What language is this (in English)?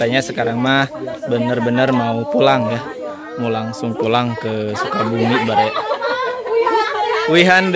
Indonesian